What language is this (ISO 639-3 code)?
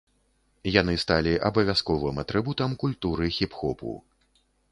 bel